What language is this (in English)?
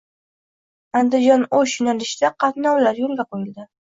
Uzbek